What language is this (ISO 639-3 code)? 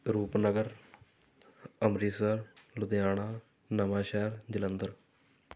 pan